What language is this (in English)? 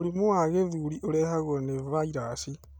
Kikuyu